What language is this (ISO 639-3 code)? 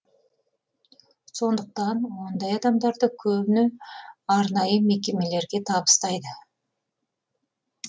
kaz